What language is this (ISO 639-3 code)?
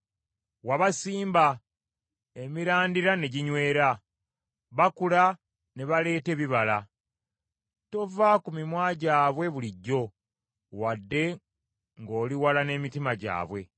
lug